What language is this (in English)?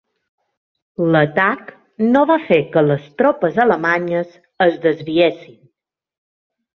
Catalan